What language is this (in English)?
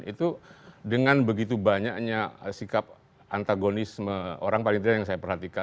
Indonesian